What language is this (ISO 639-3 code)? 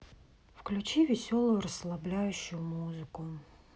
rus